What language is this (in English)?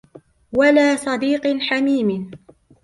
Arabic